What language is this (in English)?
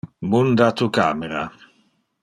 Interlingua